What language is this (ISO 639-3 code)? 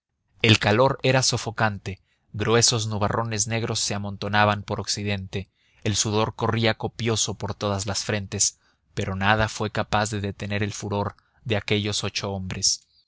spa